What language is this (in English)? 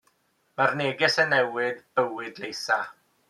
Welsh